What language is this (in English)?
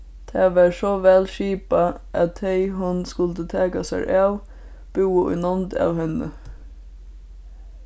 Faroese